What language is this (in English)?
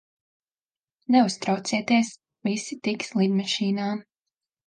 Latvian